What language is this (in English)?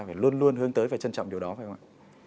Vietnamese